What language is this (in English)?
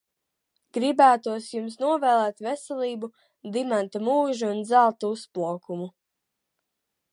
Latvian